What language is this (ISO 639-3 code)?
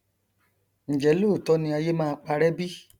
yor